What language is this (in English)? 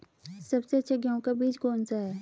Hindi